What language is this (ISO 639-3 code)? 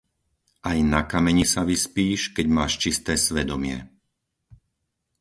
slk